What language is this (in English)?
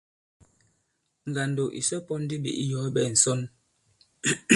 Bankon